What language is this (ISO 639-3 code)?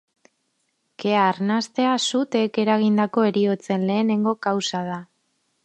eus